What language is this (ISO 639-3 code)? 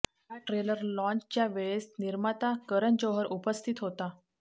mar